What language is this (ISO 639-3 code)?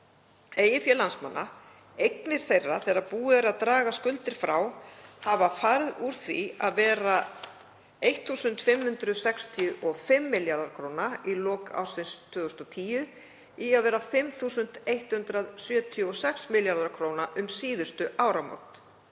isl